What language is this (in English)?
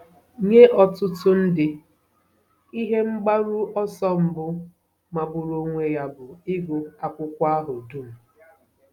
Igbo